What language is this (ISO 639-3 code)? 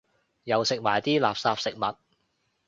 yue